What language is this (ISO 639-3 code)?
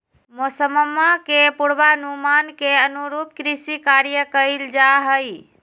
mag